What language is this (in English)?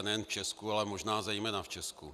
Czech